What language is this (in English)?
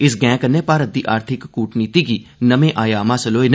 Dogri